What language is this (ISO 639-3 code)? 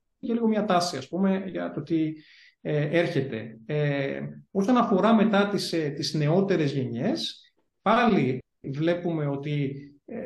ell